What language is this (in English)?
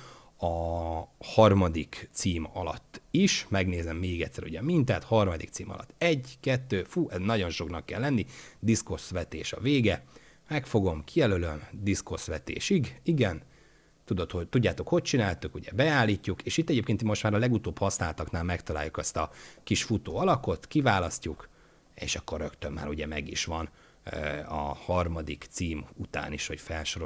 Hungarian